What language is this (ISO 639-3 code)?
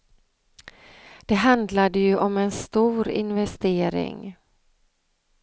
swe